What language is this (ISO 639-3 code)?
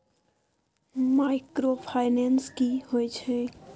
mai